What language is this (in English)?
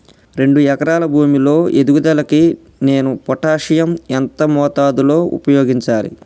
Telugu